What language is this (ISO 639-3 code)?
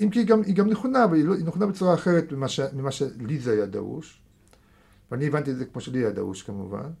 heb